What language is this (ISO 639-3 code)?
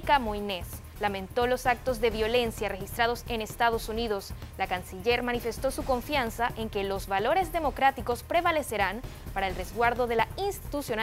spa